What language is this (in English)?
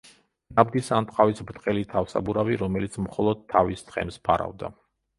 Georgian